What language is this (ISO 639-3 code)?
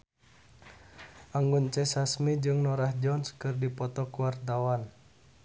sun